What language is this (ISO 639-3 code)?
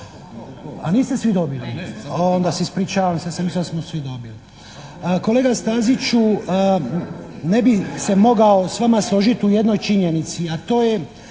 hrv